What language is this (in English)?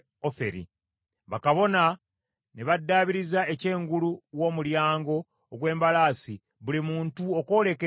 Ganda